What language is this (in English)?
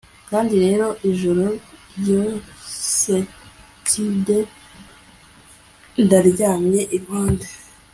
Kinyarwanda